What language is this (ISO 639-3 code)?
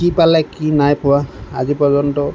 asm